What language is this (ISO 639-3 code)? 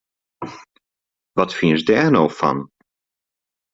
fry